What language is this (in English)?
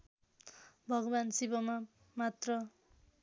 Nepali